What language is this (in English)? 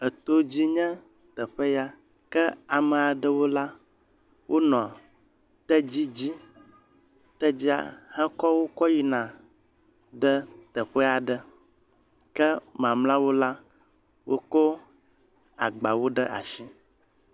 Ewe